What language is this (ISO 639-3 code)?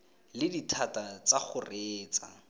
tsn